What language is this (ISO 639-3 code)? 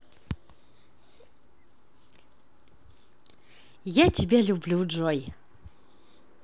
rus